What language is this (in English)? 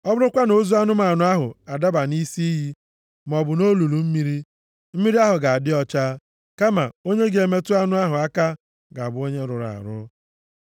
Igbo